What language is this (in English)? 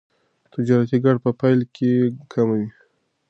Pashto